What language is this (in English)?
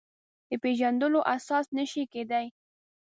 Pashto